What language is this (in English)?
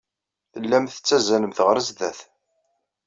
Kabyle